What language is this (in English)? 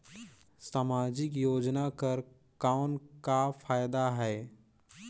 Chhattisgarhi